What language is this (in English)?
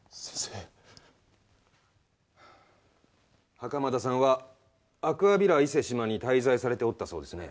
Japanese